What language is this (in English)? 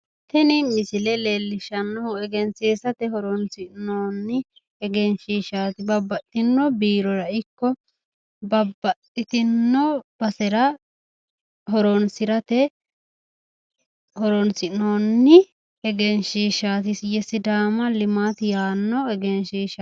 Sidamo